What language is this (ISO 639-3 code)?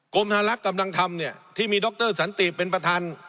tha